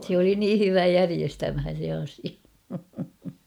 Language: Finnish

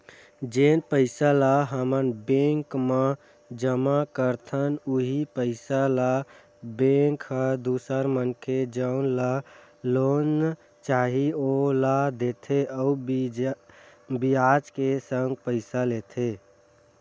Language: Chhattisgarhi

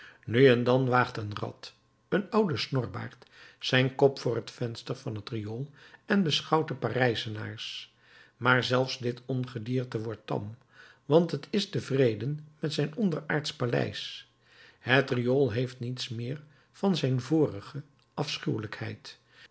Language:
Dutch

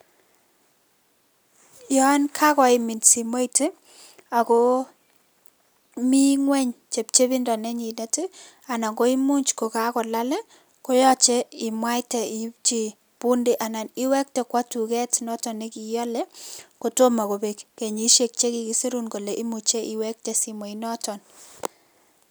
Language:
Kalenjin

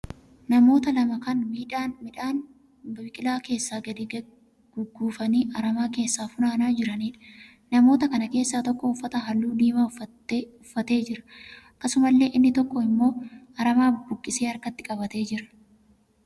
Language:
Oromo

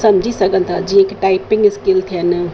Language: Sindhi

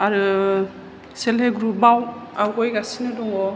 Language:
Bodo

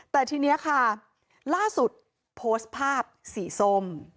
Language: Thai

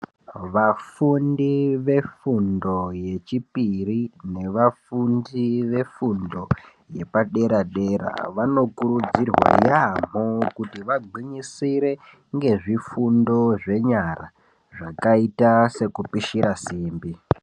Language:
Ndau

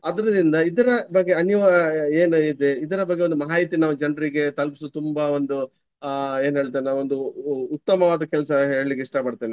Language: Kannada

